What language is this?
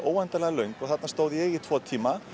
Icelandic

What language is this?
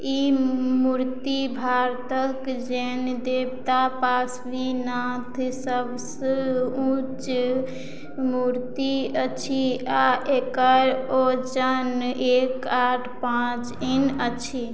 Maithili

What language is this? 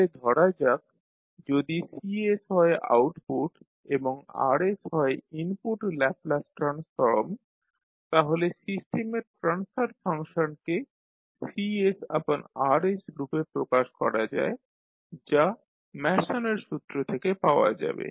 Bangla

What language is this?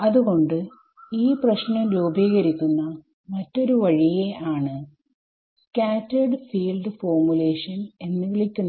Malayalam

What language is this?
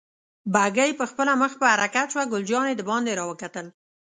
Pashto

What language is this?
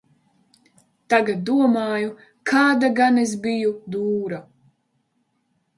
Latvian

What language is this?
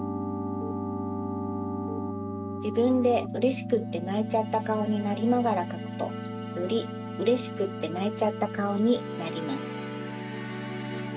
Japanese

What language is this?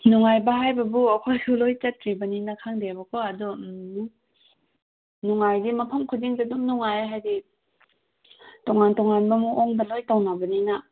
Manipuri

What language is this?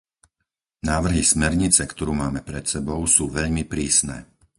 Slovak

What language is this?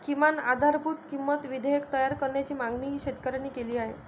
Marathi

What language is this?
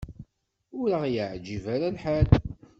Kabyle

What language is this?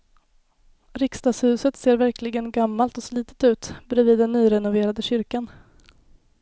Swedish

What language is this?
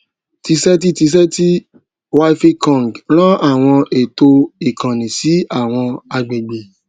Yoruba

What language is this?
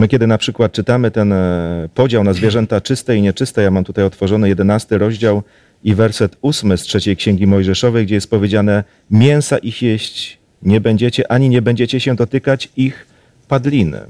Polish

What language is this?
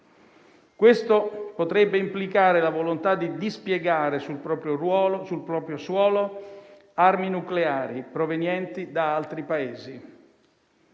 Italian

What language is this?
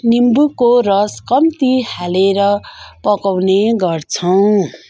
Nepali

